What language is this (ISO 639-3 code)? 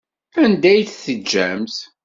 kab